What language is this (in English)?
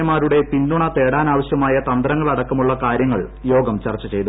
Malayalam